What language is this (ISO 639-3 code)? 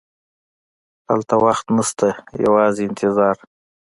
pus